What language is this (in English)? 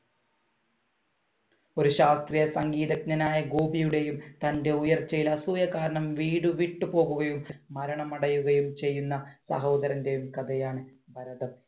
Malayalam